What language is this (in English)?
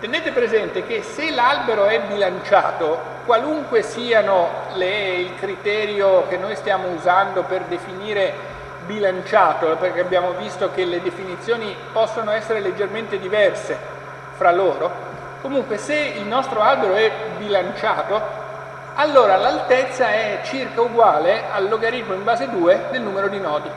Italian